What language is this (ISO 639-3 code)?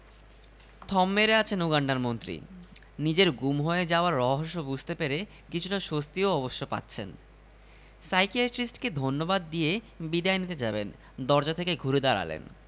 ben